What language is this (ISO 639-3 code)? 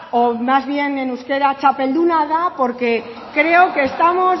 spa